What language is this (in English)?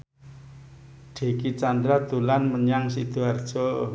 Javanese